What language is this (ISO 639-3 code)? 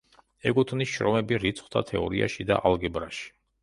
kat